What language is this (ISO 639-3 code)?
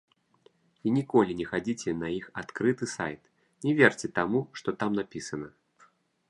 bel